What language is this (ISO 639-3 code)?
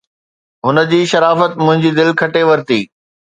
snd